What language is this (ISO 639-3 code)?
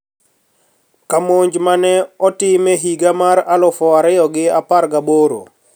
luo